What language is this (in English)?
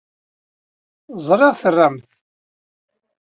Kabyle